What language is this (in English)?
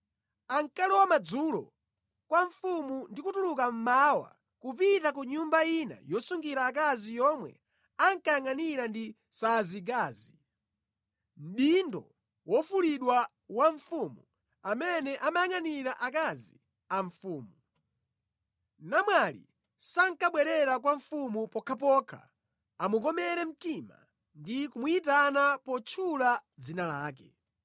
Nyanja